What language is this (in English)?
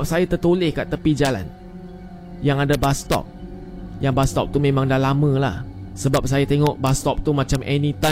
Malay